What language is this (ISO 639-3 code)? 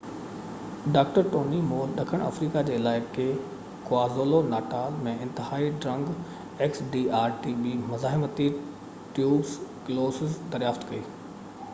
snd